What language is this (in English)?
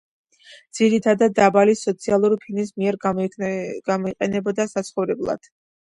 Georgian